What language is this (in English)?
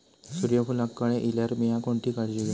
Marathi